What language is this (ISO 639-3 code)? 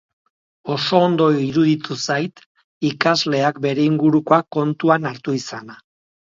eus